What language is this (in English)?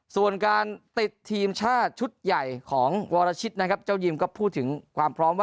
Thai